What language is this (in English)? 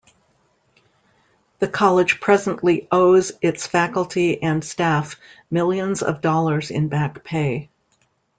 English